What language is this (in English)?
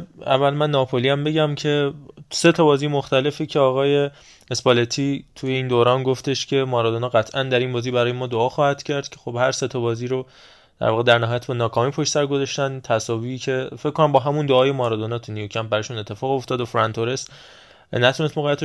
Persian